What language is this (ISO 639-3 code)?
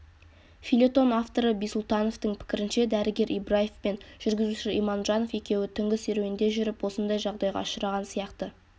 kaz